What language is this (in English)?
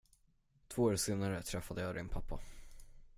Swedish